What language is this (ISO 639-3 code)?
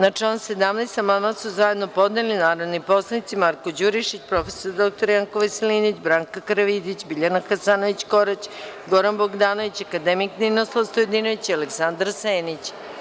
srp